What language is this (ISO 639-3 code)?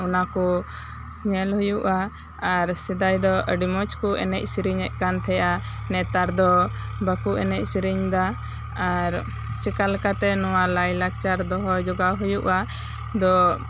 sat